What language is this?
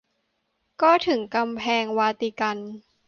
Thai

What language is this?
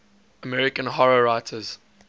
English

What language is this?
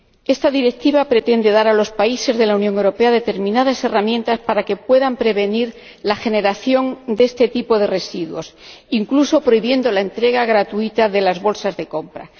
Spanish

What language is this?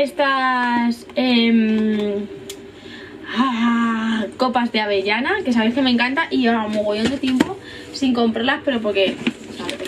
Spanish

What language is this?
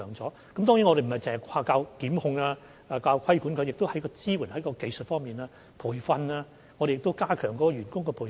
Cantonese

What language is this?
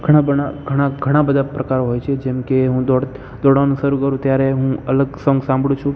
Gujarati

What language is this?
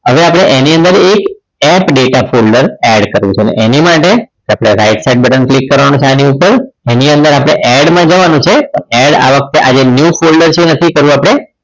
Gujarati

